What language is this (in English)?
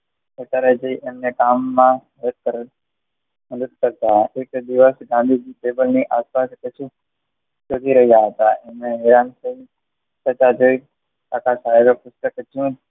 Gujarati